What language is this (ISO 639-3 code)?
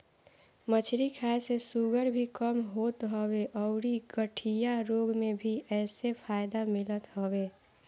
bho